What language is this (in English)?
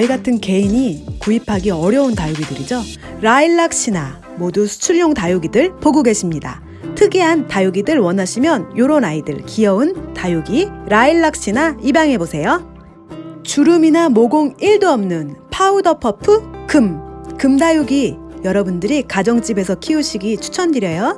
Korean